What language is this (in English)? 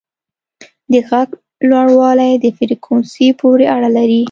Pashto